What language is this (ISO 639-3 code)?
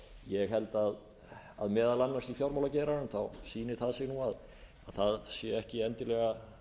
isl